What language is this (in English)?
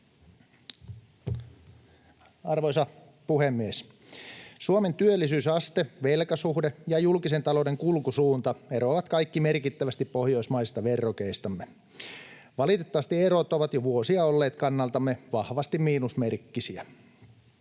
Finnish